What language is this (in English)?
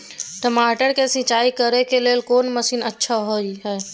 Maithili